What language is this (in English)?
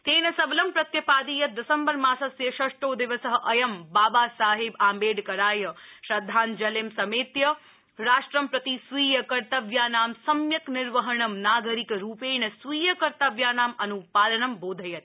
Sanskrit